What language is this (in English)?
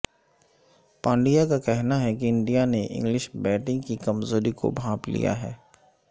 Urdu